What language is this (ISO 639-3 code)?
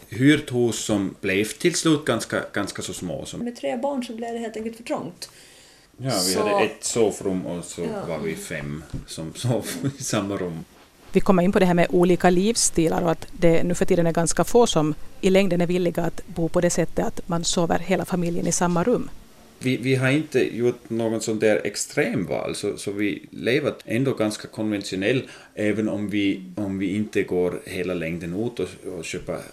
swe